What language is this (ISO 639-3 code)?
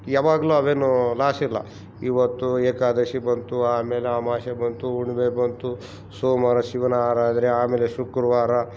kan